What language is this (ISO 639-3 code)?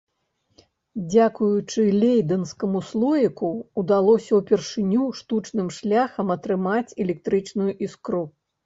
bel